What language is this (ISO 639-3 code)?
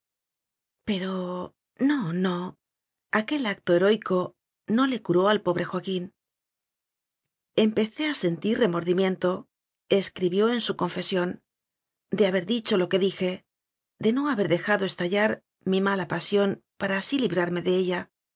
spa